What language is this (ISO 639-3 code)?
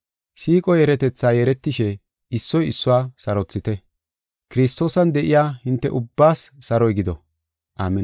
gof